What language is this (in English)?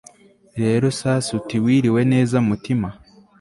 Kinyarwanda